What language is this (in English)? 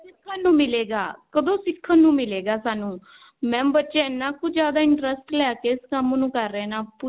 Punjabi